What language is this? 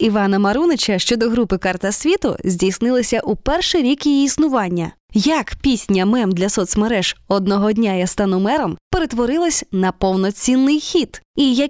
Ukrainian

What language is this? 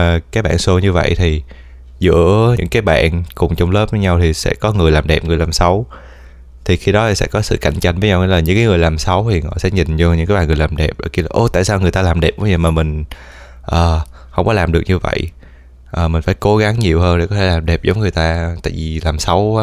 Vietnamese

